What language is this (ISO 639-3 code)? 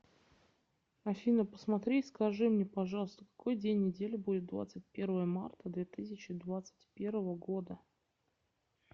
rus